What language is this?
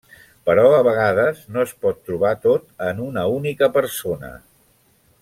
Catalan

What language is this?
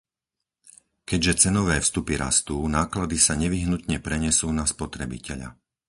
Slovak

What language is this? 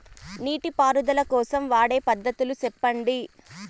Telugu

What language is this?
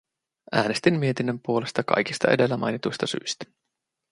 Finnish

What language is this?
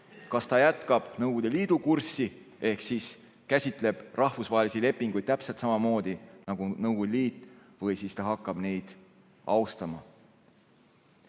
Estonian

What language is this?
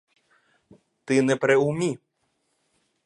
Ukrainian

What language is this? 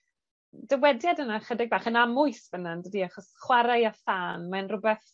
Welsh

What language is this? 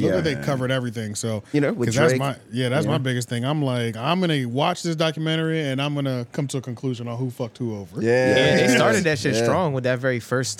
English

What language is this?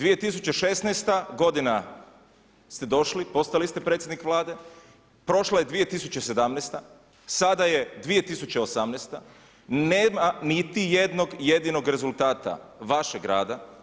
Croatian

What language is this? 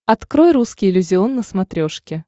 Russian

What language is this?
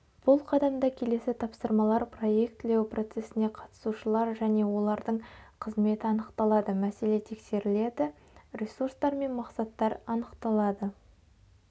Kazakh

